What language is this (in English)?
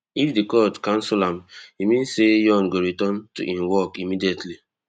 Nigerian Pidgin